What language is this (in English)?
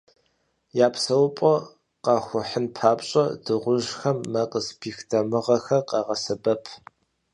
Kabardian